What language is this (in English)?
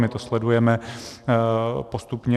Czech